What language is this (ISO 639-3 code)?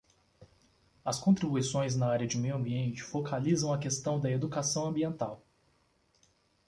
por